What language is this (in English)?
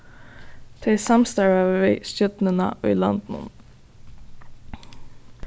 Faroese